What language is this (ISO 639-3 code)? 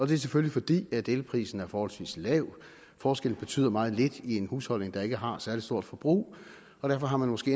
dan